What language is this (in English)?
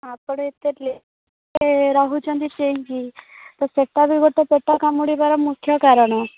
Odia